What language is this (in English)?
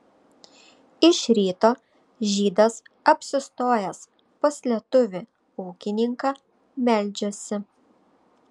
Lithuanian